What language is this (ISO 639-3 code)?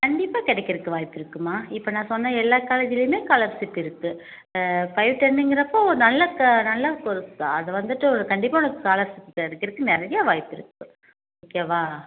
tam